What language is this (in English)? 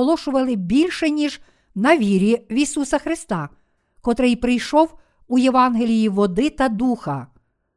Ukrainian